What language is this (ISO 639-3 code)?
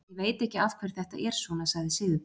isl